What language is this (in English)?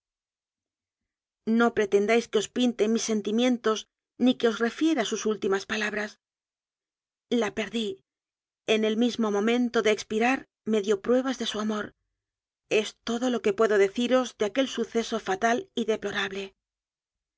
Spanish